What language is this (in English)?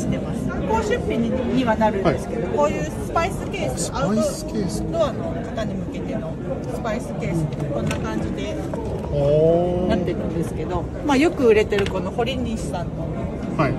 Japanese